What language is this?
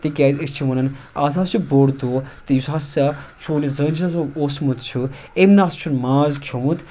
Kashmiri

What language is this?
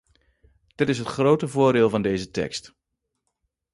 Dutch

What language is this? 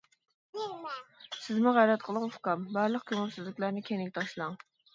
Uyghur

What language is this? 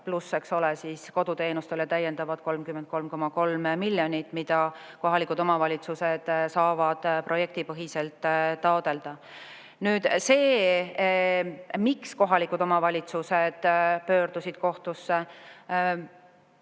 Estonian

